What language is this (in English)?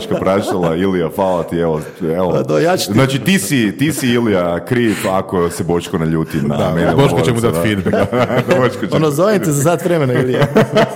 Croatian